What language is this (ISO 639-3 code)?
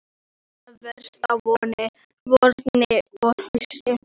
isl